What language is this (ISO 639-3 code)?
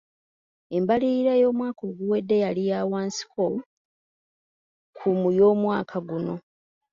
lug